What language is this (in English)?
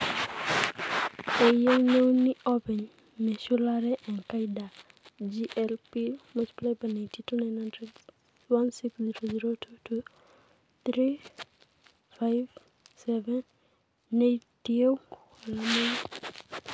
Masai